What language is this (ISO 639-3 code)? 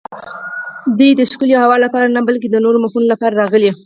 pus